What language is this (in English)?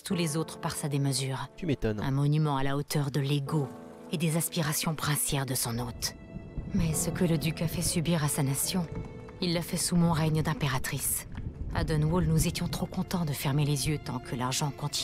French